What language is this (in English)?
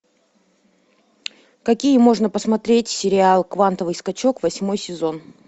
Russian